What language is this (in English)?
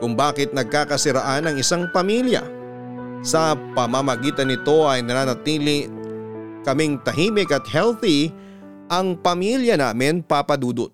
Filipino